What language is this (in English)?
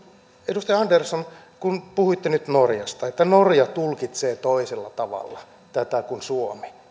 Finnish